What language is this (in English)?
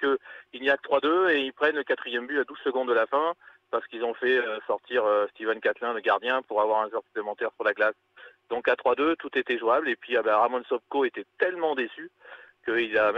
French